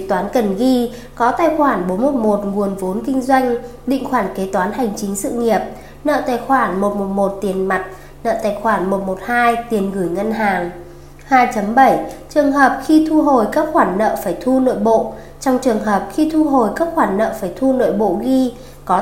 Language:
Vietnamese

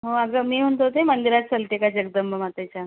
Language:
Marathi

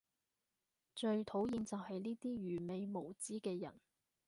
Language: Cantonese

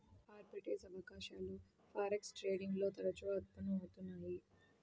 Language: Telugu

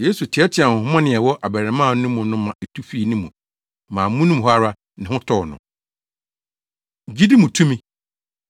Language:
Akan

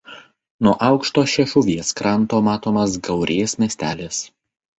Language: Lithuanian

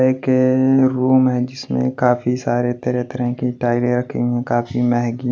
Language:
Hindi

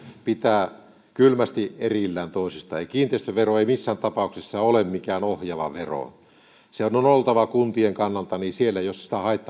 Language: Finnish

